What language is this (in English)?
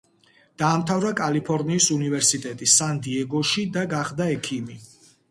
Georgian